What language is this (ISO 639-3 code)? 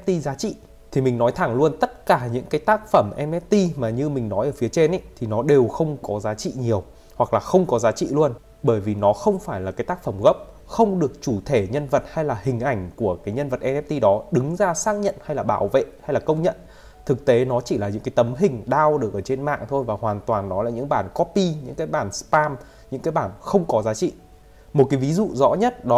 vie